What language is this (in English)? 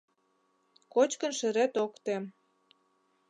Mari